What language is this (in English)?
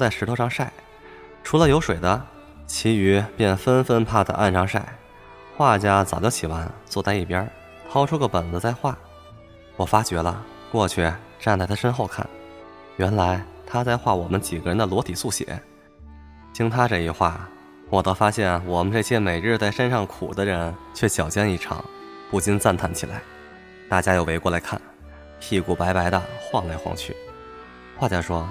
Chinese